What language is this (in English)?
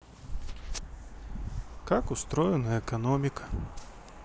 Russian